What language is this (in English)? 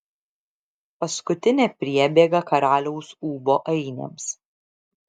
Lithuanian